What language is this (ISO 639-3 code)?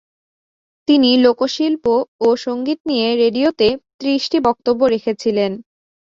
ben